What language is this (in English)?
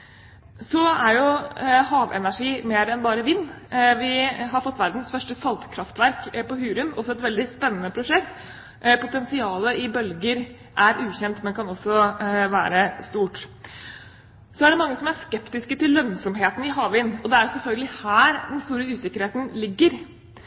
Norwegian Bokmål